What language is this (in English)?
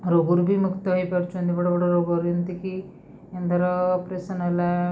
Odia